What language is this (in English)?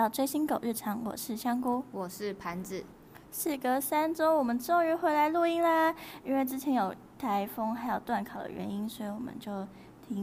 Chinese